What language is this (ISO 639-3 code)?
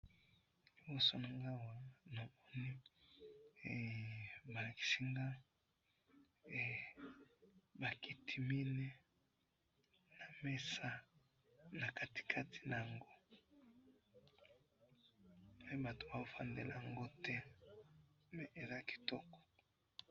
lin